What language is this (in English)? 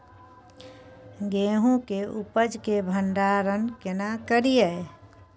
Maithili